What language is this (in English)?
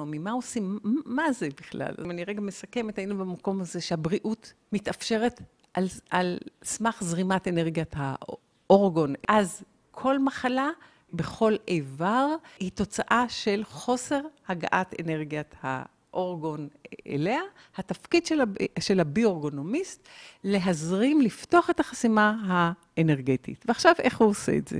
Hebrew